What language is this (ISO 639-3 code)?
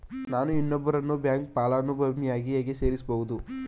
kan